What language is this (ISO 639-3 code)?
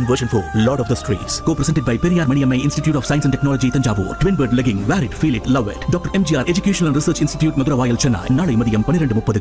tam